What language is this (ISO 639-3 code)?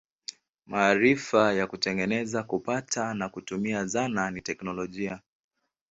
swa